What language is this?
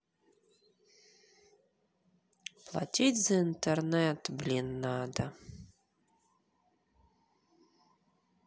Russian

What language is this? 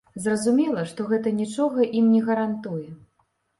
Belarusian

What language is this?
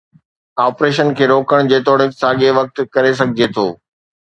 Sindhi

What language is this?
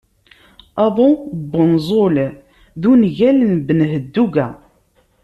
Kabyle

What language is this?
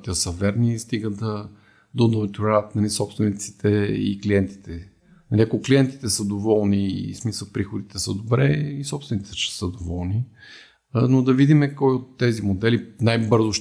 Bulgarian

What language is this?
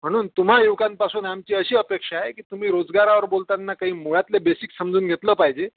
Marathi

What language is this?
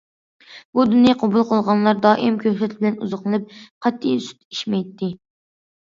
Uyghur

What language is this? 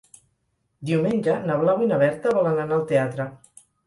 Catalan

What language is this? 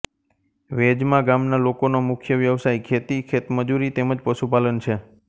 Gujarati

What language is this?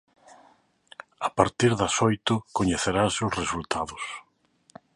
Galician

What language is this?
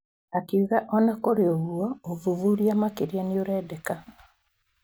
Kikuyu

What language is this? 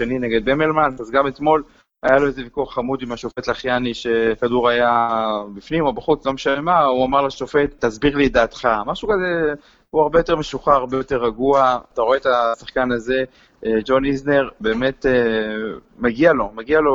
Hebrew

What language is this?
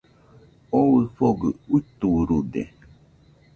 Nüpode Huitoto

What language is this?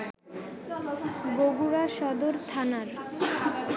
Bangla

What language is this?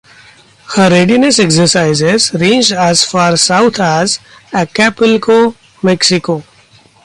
English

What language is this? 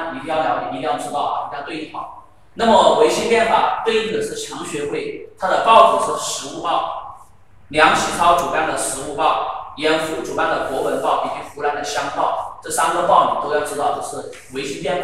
Chinese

